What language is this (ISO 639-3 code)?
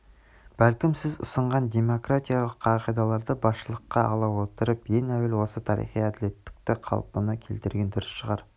kaz